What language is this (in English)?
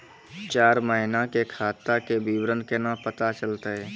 Maithili